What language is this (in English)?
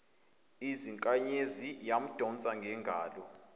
Zulu